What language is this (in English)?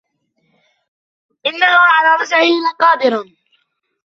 Arabic